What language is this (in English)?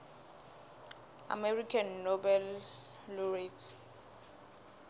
Southern Sotho